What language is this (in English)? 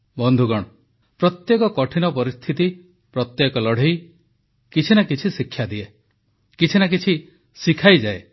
Odia